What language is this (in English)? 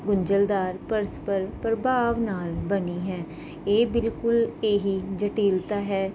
Punjabi